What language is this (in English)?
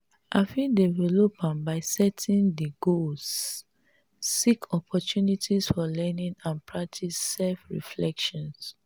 Nigerian Pidgin